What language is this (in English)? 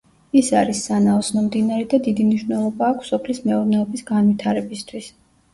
Georgian